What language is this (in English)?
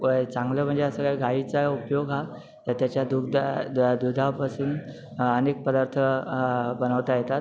Marathi